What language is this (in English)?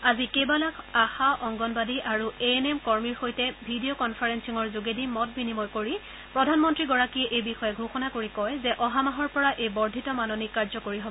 Assamese